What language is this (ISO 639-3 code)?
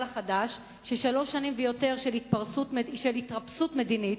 heb